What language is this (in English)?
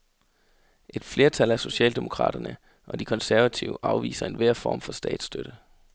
Danish